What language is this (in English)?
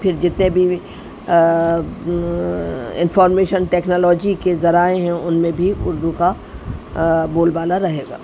Urdu